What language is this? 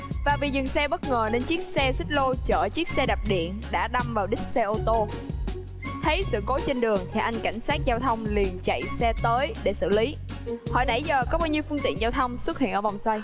Vietnamese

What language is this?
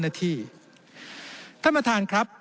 Thai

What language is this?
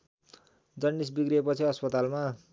Nepali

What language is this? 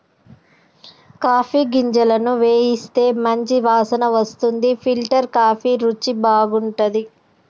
Telugu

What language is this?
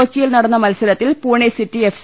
Malayalam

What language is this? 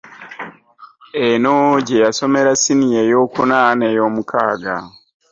Ganda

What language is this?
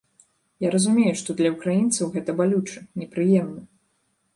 Belarusian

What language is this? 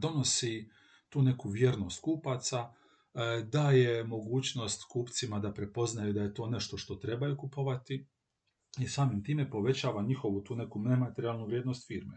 Croatian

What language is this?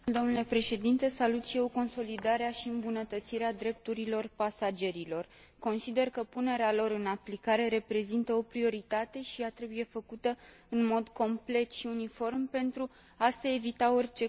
Romanian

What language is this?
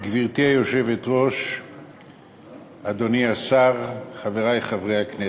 Hebrew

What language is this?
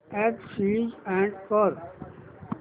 Marathi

